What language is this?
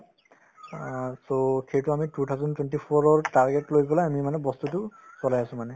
Assamese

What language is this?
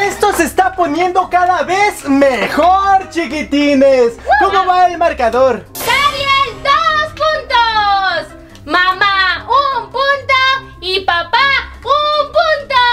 Spanish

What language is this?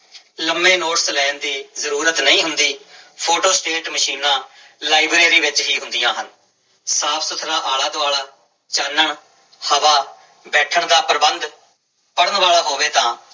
Punjabi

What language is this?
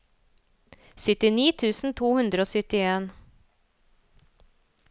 Norwegian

